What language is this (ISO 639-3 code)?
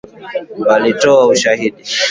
swa